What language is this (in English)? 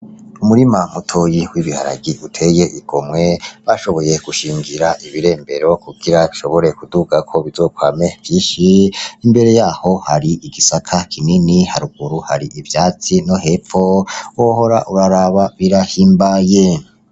Rundi